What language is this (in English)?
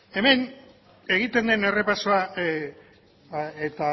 Basque